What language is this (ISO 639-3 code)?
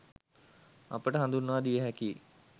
sin